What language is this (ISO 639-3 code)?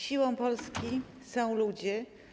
pol